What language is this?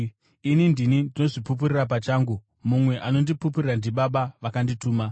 Shona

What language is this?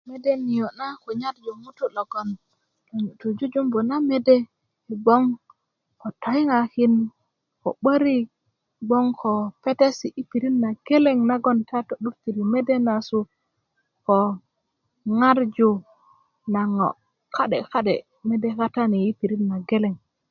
Kuku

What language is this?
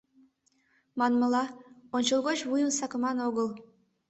Mari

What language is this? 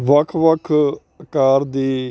Punjabi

